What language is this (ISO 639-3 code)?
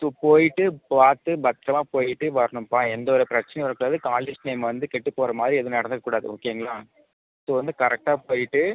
tam